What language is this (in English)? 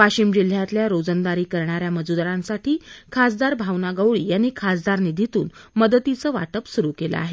Marathi